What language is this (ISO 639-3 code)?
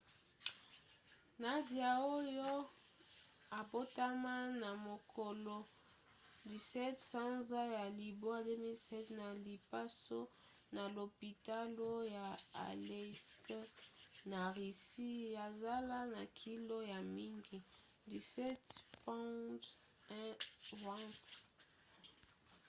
lin